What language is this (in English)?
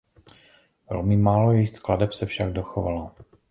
Czech